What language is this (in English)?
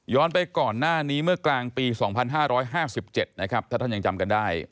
Thai